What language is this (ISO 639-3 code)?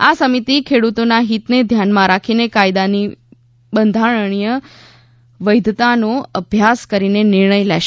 guj